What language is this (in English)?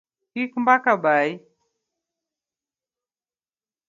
Luo (Kenya and Tanzania)